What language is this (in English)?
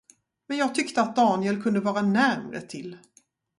Swedish